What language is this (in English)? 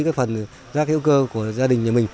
Vietnamese